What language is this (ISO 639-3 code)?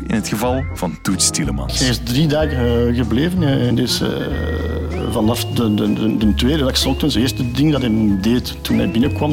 nld